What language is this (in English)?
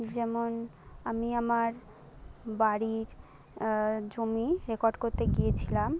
Bangla